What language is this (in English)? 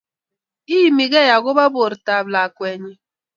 Kalenjin